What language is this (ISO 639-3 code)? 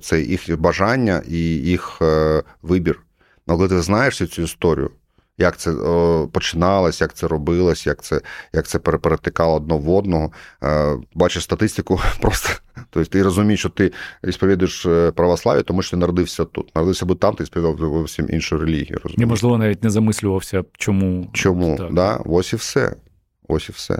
ukr